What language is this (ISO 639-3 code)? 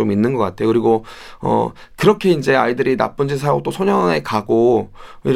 kor